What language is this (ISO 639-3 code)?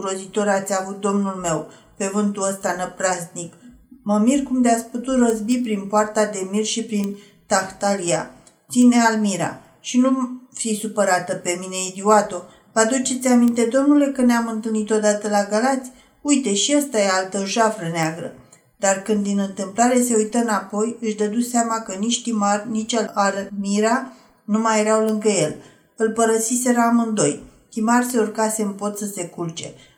ron